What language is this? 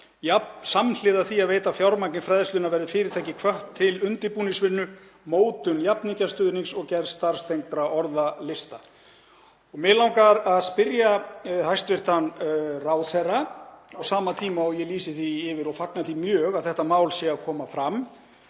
Icelandic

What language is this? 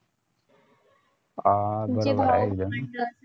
Marathi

